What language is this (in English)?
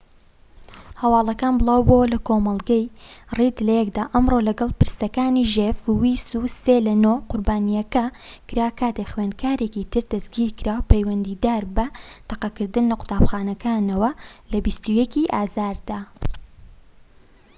Central Kurdish